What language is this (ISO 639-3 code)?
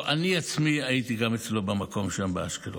heb